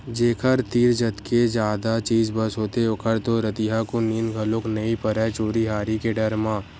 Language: Chhattisgarhi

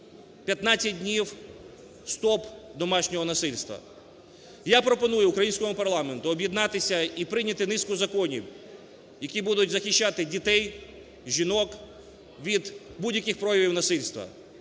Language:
Ukrainian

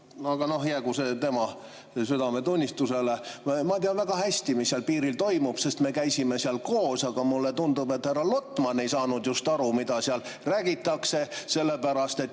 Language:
Estonian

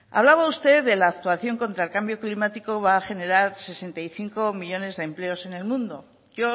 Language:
Spanish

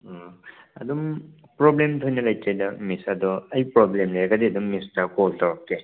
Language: Manipuri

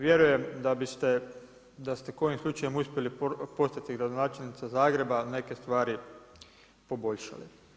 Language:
Croatian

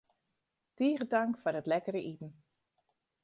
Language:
Western Frisian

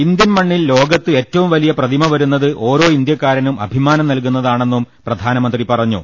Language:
Malayalam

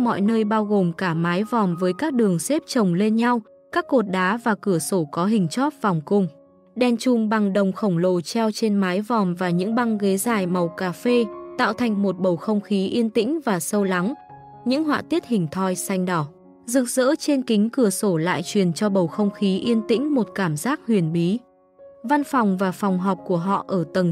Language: Vietnamese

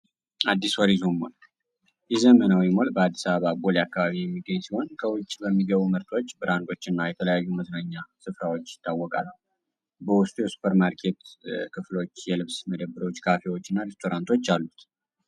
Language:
Amharic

